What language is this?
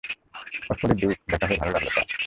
Bangla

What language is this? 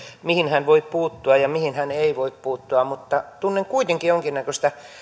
Finnish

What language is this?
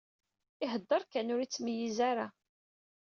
Kabyle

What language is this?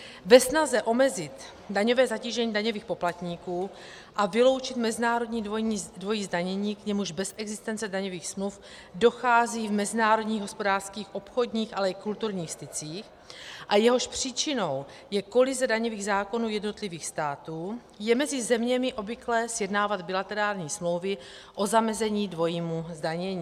Czech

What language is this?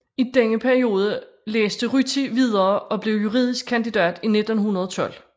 Danish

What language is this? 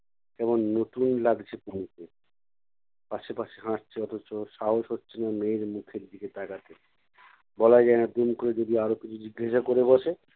Bangla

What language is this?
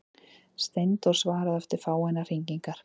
Icelandic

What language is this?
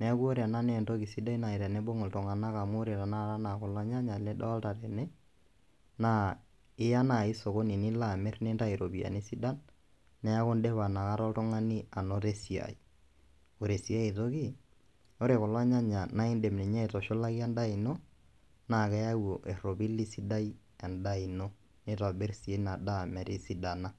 Masai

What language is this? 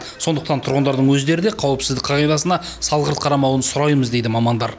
Kazakh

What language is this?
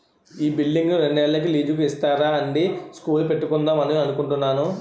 Telugu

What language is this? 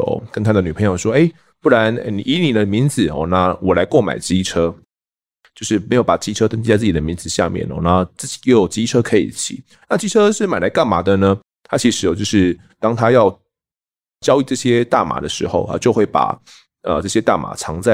Chinese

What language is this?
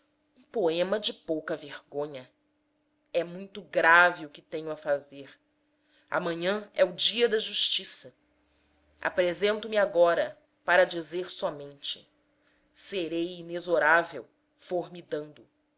Portuguese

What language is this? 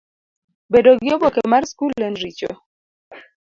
Luo (Kenya and Tanzania)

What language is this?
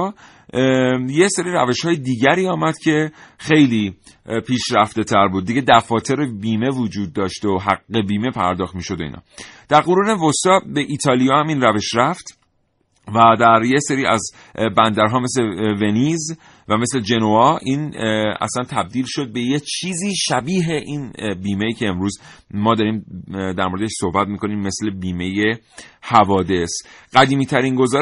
Persian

